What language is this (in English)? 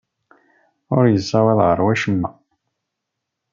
Kabyle